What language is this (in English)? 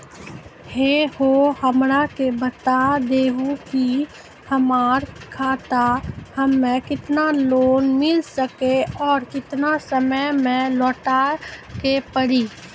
Maithili